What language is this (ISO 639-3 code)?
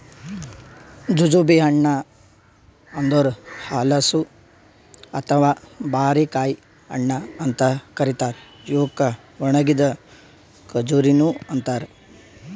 kan